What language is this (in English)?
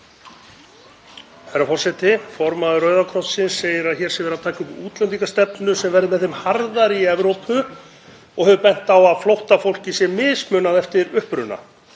Icelandic